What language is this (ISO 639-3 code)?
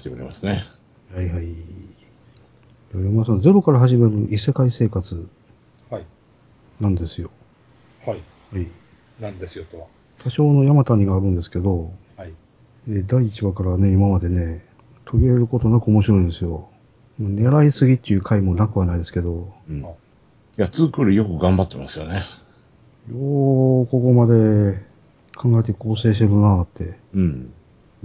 jpn